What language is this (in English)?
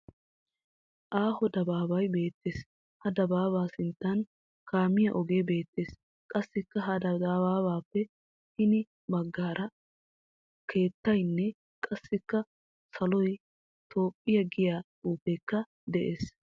Wolaytta